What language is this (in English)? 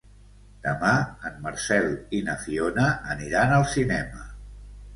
Catalan